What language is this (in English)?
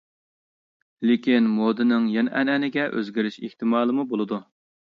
Uyghur